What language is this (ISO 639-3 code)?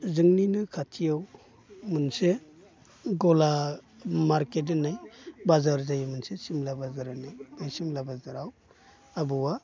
brx